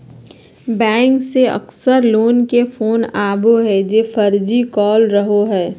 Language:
Magahi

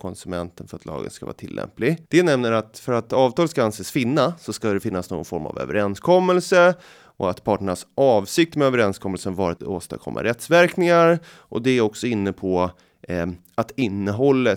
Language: Swedish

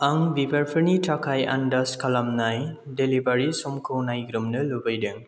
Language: Bodo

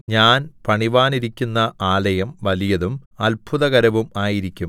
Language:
Malayalam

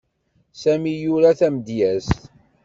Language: Kabyle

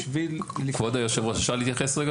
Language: Hebrew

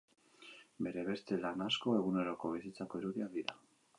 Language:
Basque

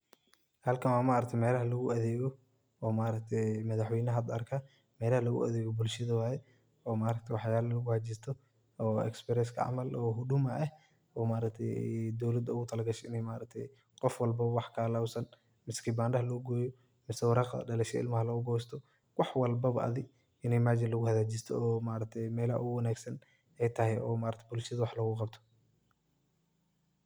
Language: Somali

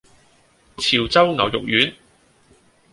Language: Cantonese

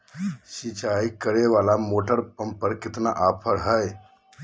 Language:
Magahi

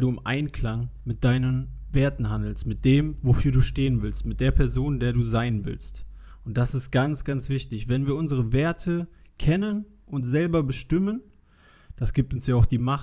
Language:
German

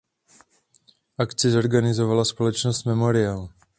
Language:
Czech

